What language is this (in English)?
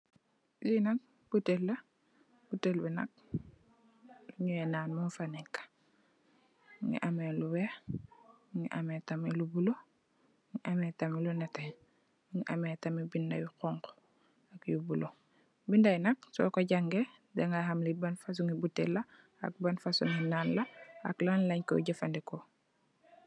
Wolof